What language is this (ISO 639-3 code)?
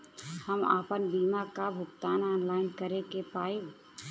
bho